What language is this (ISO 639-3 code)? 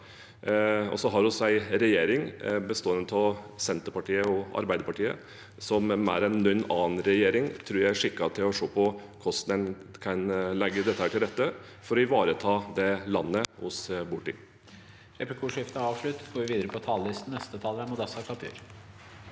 nor